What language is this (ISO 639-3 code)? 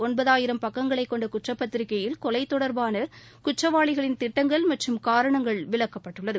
tam